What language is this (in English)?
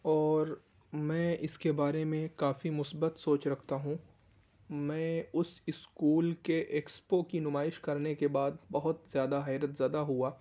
Urdu